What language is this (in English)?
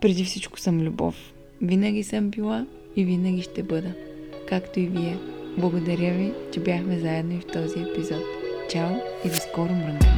Bulgarian